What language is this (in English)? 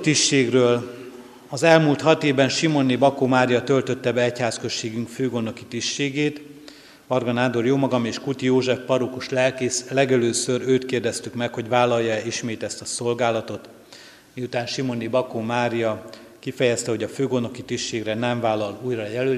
Hungarian